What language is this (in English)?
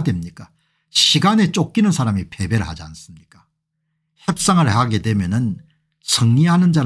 Korean